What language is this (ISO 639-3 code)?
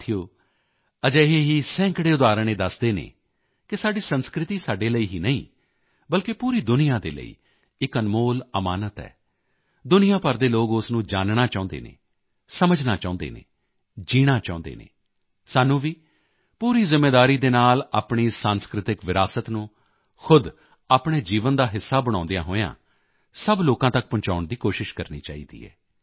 pan